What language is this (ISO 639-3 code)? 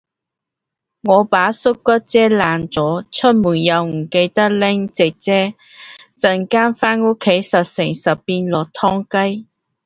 yue